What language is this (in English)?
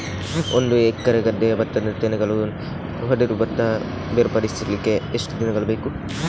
Kannada